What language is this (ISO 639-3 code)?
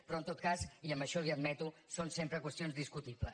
cat